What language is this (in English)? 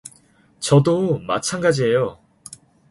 Korean